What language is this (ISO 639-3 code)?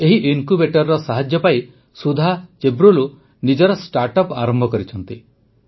ori